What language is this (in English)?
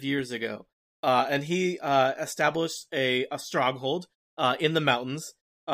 English